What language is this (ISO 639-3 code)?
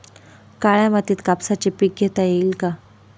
mar